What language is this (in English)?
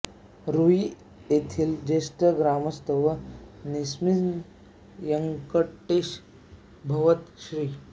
Marathi